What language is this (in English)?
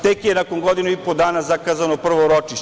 Serbian